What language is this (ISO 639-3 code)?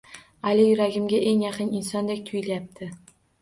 uzb